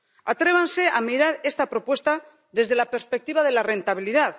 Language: Spanish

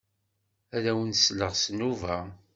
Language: Kabyle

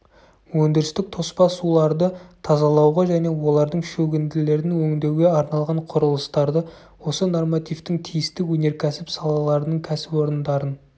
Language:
Kazakh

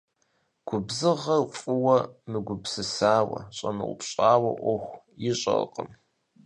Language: Kabardian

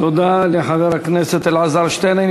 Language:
Hebrew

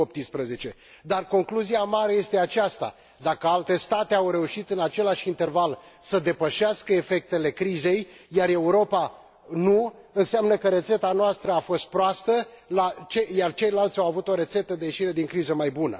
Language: Romanian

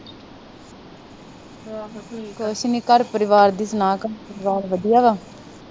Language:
Punjabi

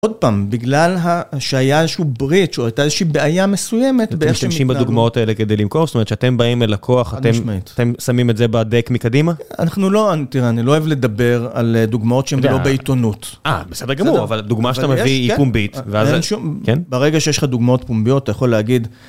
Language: Hebrew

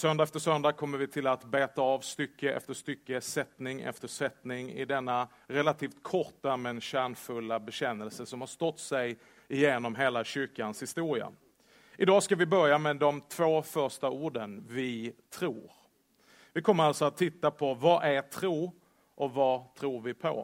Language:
Swedish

